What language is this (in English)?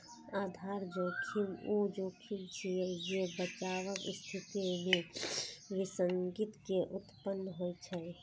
Maithili